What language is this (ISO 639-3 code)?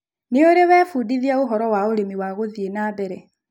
kik